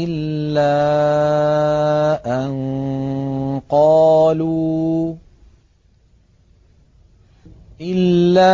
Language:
Arabic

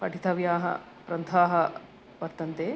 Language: Sanskrit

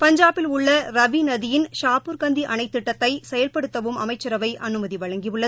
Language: Tamil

